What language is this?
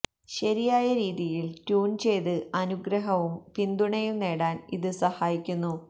Malayalam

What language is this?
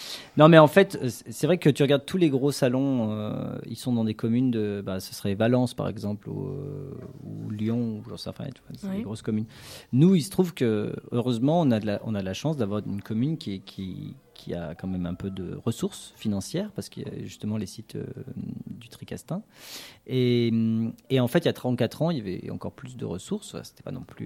French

